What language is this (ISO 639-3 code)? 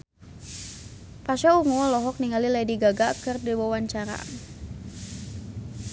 sun